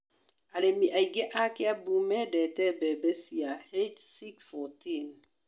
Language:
Kikuyu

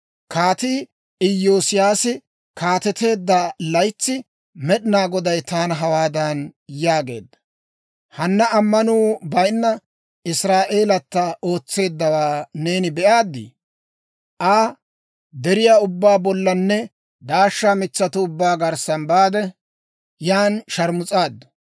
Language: Dawro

